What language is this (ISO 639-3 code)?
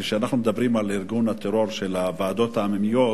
heb